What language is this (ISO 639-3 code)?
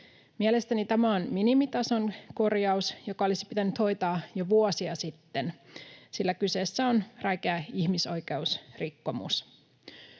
fin